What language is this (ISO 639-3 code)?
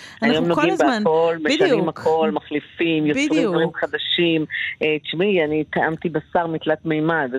heb